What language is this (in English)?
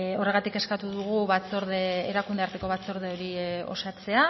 Basque